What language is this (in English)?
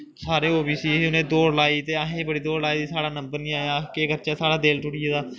Dogri